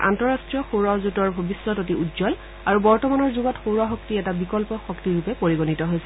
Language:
Assamese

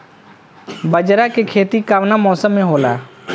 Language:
Bhojpuri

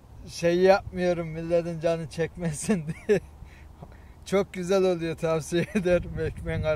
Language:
Turkish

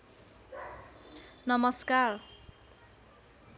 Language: Nepali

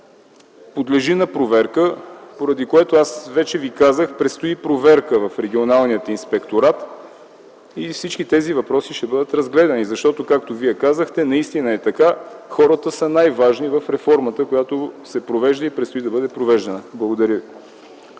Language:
Bulgarian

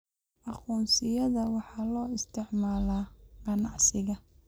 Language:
Somali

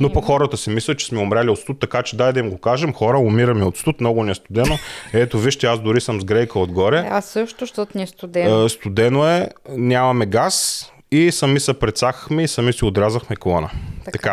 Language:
Bulgarian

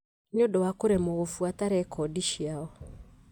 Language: Kikuyu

